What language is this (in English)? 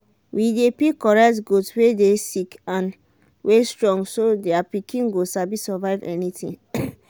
Nigerian Pidgin